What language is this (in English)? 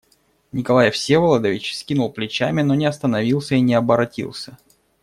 Russian